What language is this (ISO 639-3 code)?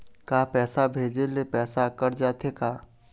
hne